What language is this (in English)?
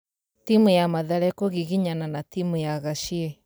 Kikuyu